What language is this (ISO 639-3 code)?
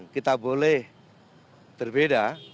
ind